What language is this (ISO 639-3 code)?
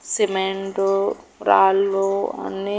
tel